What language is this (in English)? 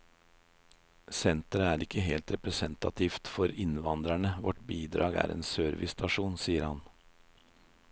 Norwegian